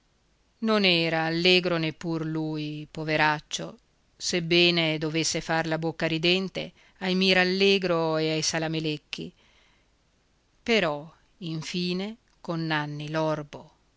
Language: Italian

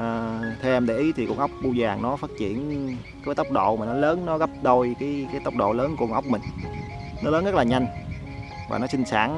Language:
Vietnamese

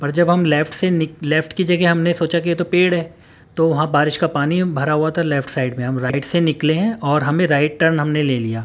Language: Urdu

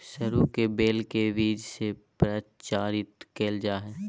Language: Magahi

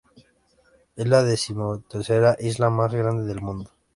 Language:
Spanish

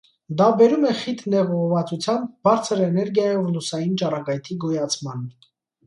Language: Armenian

